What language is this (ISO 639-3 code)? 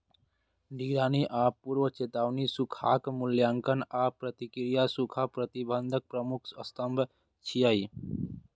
mai